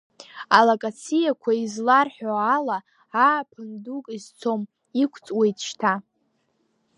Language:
Abkhazian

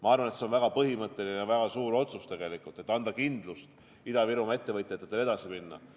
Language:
Estonian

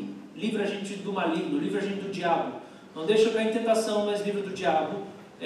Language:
Portuguese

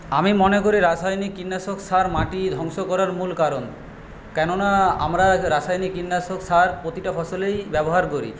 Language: Bangla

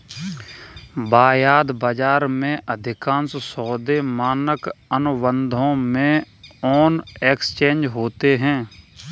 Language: Hindi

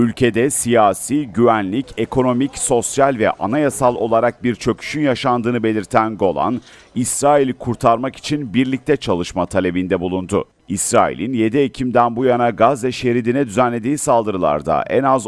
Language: Turkish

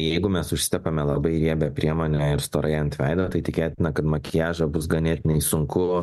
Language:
Lithuanian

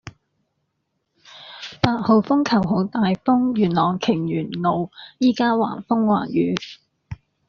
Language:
Cantonese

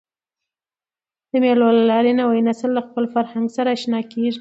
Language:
Pashto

